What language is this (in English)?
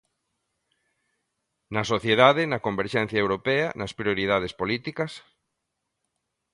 Galician